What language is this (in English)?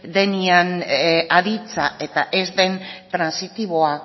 Basque